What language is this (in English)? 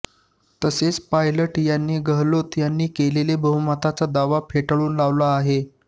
Marathi